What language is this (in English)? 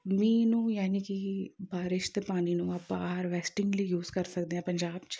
Punjabi